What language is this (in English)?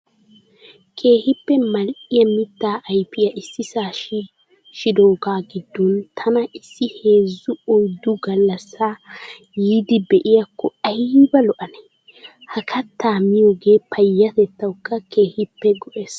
Wolaytta